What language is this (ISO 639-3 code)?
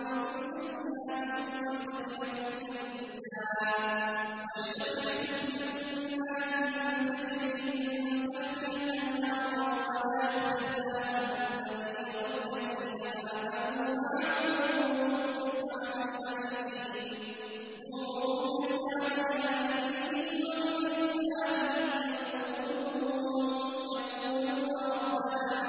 ara